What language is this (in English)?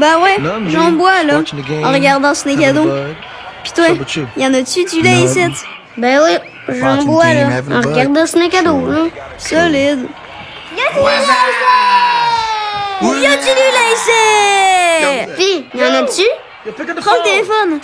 French